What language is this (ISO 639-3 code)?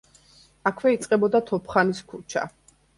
kat